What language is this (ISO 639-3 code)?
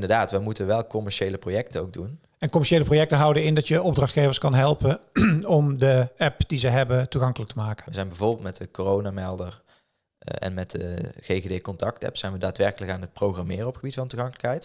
nld